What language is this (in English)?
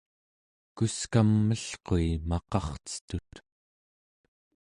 Central Yupik